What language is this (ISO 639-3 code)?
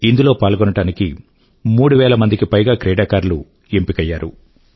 tel